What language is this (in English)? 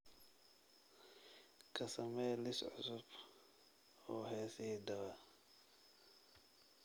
Somali